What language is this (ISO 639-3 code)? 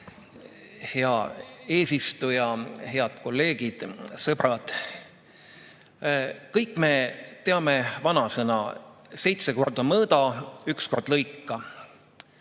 est